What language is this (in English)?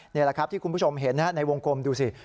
Thai